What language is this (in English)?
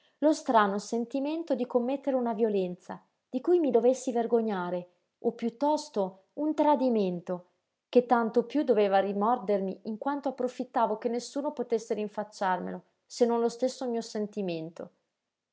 Italian